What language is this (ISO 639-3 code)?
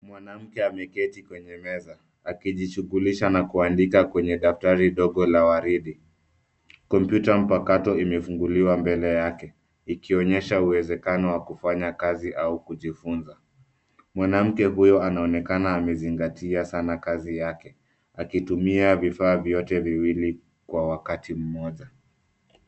swa